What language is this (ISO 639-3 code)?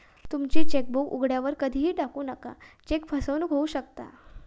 mar